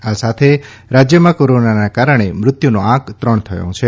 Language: Gujarati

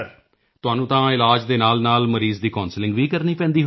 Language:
Punjabi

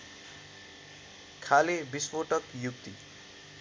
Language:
Nepali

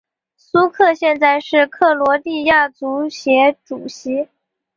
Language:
Chinese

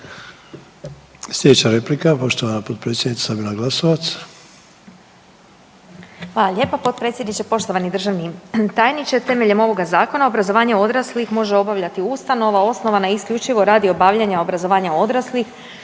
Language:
Croatian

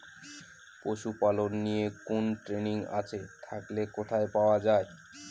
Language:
Bangla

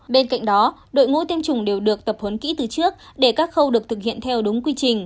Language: Vietnamese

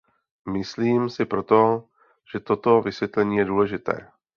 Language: Czech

